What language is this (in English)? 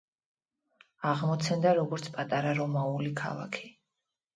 Georgian